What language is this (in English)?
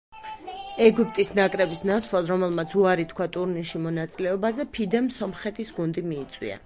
Georgian